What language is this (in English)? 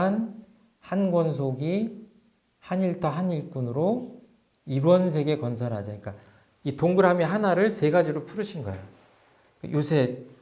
Korean